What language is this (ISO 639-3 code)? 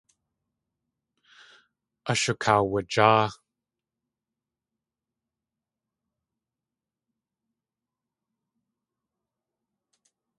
tli